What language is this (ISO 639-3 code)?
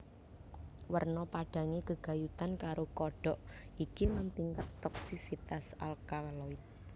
jav